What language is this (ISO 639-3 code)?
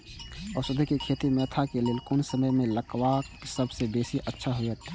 mai